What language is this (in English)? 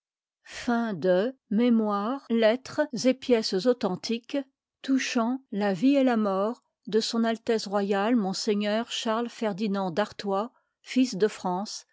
French